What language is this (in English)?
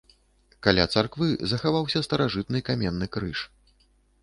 Belarusian